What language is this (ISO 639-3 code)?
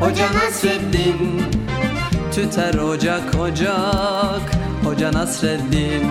tur